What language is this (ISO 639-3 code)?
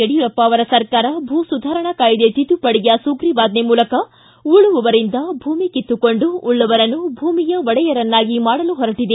kan